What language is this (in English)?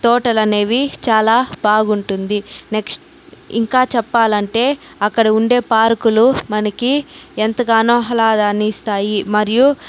Telugu